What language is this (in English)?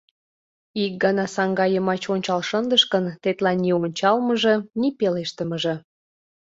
Mari